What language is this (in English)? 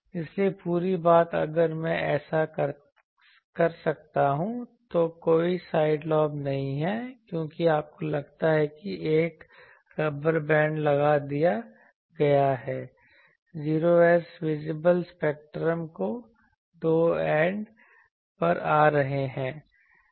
Hindi